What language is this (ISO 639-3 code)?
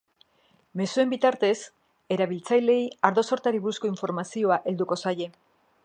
eus